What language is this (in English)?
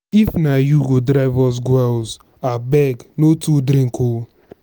Nigerian Pidgin